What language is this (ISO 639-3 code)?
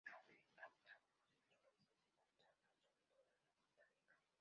spa